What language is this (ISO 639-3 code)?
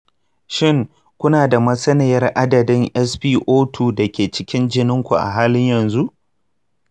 hau